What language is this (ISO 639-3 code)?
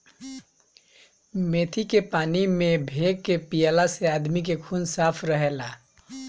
bho